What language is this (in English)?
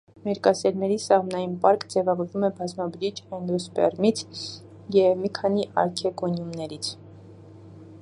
Armenian